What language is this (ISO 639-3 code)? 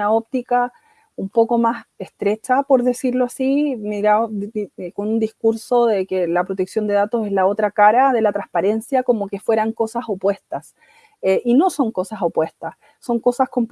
spa